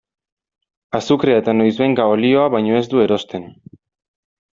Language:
Basque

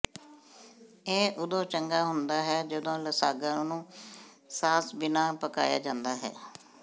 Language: Punjabi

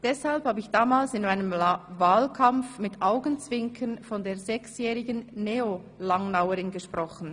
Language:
Swiss German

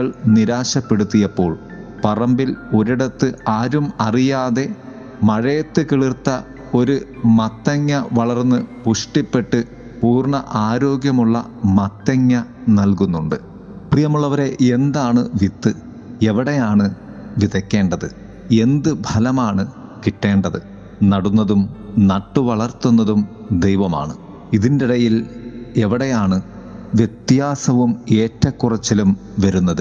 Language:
Malayalam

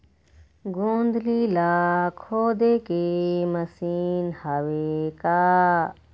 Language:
Chhattisgarhi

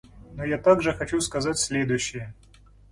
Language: Russian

